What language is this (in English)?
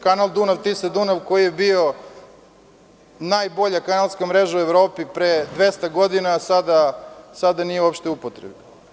Serbian